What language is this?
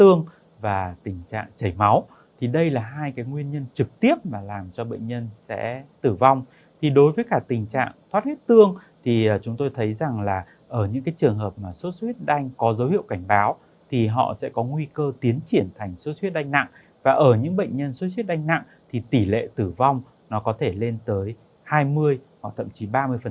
Vietnamese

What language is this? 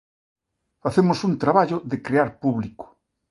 Galician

